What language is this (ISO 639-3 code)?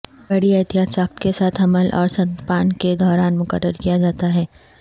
urd